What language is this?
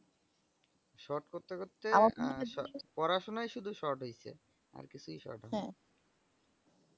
Bangla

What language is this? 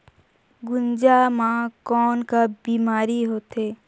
Chhattisgarhi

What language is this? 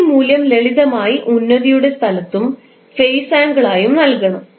Malayalam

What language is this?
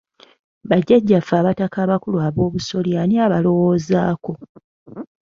Ganda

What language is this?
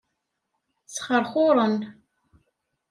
Kabyle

